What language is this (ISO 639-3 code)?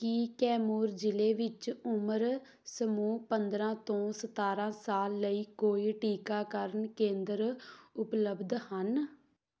pan